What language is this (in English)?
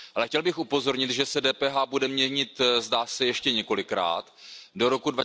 Czech